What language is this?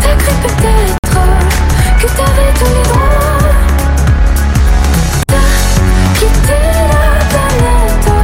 French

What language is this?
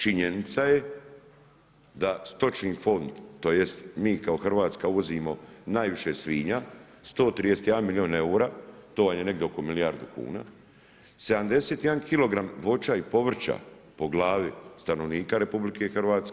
Croatian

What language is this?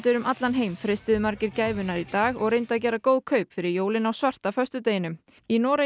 Icelandic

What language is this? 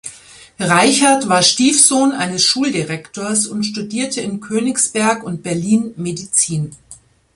German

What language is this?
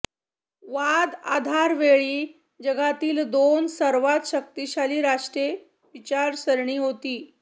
Marathi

